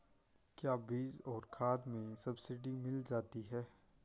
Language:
Hindi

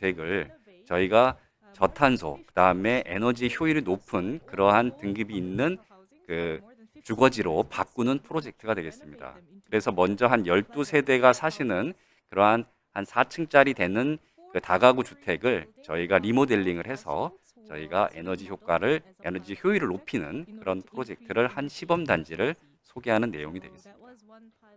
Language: Korean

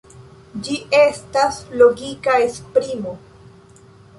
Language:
Esperanto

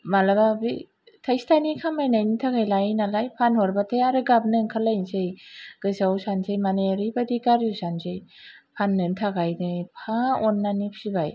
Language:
Bodo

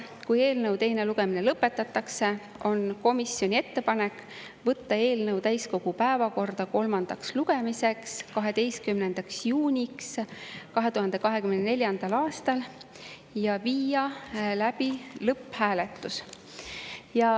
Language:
Estonian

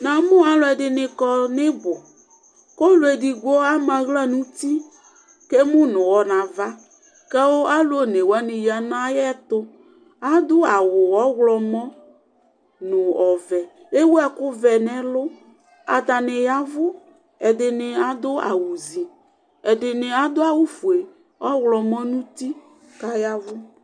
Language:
Ikposo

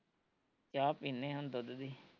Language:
Punjabi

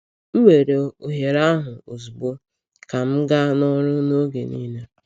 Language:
Igbo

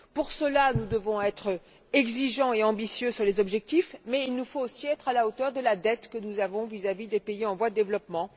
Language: French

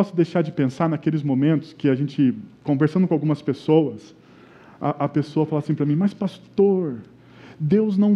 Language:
Portuguese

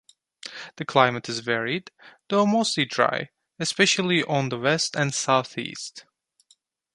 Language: English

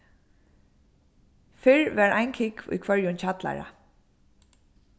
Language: Faroese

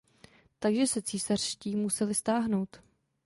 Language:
Czech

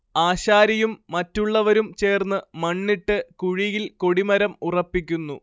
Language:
Malayalam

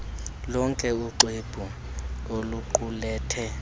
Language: Xhosa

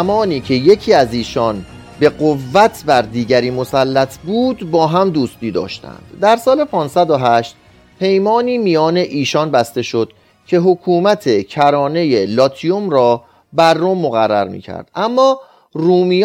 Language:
Persian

